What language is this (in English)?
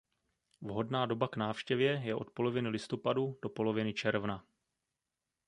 Czech